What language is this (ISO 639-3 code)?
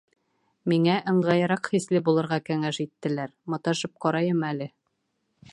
bak